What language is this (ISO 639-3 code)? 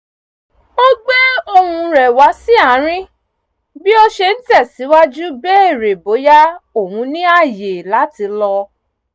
yor